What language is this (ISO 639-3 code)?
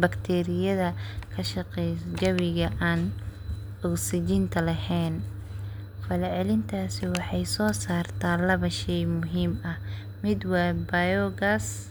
som